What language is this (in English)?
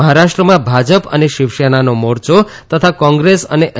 Gujarati